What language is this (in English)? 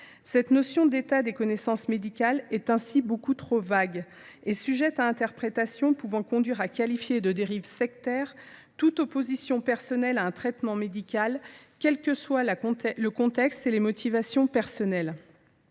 French